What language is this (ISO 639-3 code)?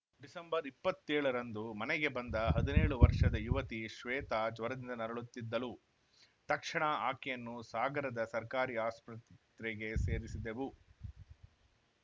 kan